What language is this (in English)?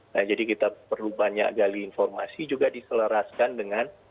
Indonesian